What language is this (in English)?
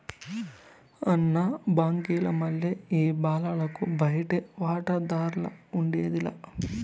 Telugu